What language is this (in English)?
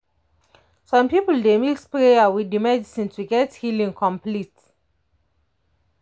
Nigerian Pidgin